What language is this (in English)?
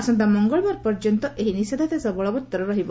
Odia